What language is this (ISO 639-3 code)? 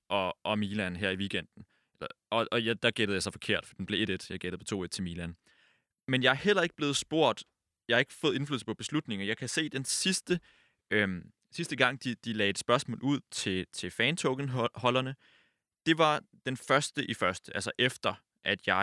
dan